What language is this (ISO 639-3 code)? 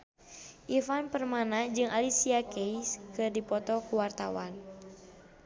sun